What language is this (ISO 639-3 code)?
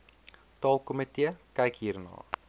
afr